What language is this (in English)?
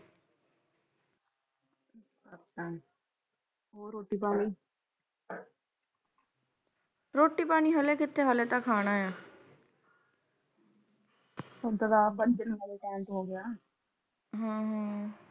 Punjabi